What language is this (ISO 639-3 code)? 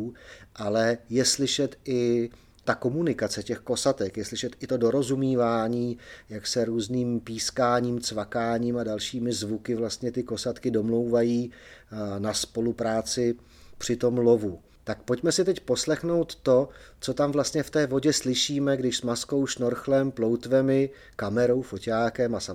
ces